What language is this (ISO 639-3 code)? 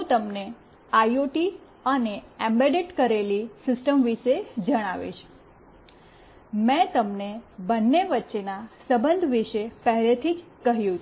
guj